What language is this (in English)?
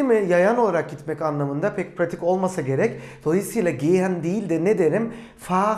Turkish